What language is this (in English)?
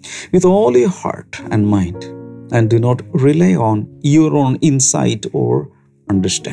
Malayalam